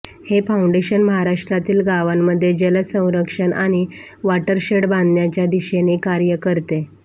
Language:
Marathi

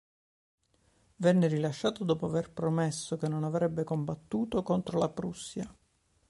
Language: Italian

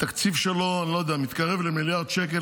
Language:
Hebrew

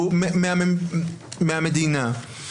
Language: Hebrew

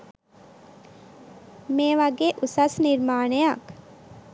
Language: Sinhala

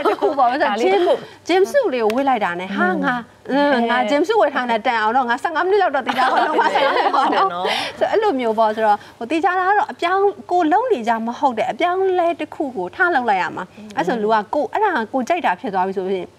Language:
Thai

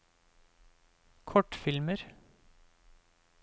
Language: Norwegian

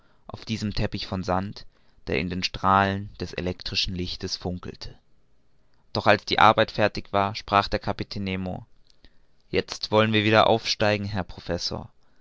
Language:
German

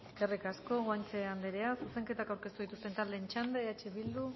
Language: Basque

